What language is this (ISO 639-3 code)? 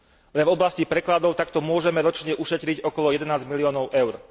slk